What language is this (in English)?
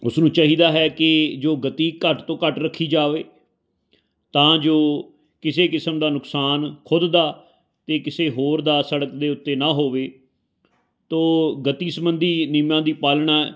Punjabi